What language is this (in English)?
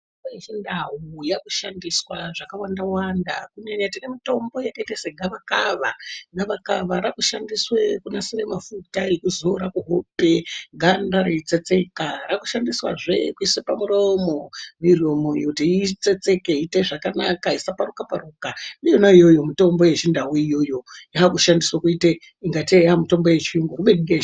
Ndau